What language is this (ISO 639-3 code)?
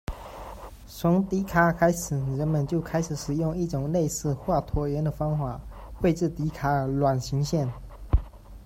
zho